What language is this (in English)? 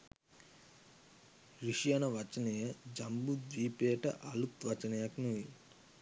Sinhala